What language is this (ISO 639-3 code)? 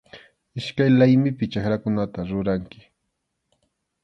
qxu